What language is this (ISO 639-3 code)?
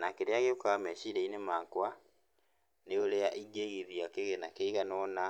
kik